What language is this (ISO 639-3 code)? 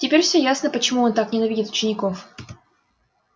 rus